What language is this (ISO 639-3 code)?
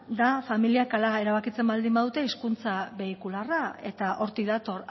eus